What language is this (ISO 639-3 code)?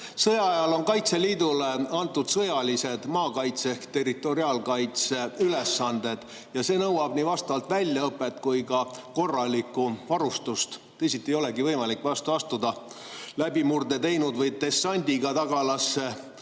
est